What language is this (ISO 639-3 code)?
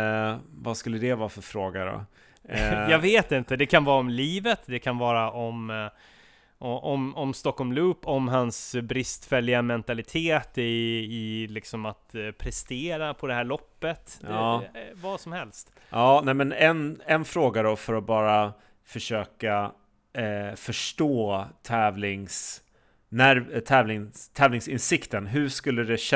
swe